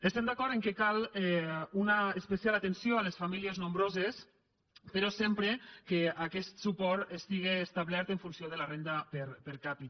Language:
Catalan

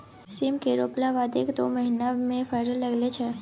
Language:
Maithili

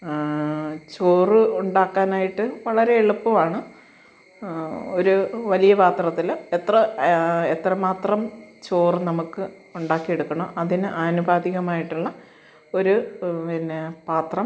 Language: Malayalam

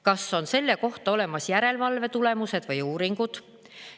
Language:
Estonian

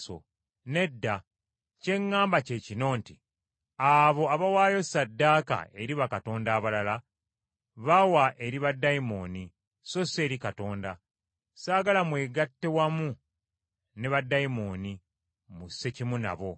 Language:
Ganda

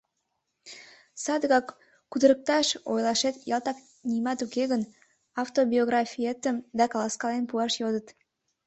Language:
Mari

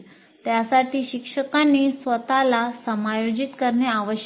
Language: Marathi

